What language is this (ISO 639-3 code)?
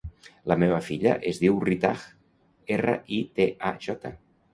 cat